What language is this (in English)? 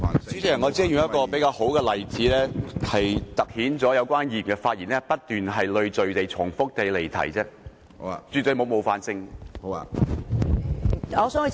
Cantonese